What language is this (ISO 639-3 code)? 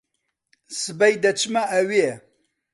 ckb